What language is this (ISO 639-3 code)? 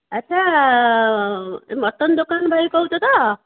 ori